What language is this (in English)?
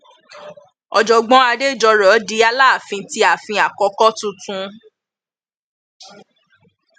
Yoruba